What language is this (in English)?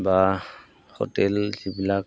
Assamese